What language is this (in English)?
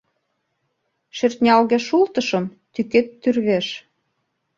Mari